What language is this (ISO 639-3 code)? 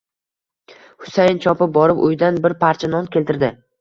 uzb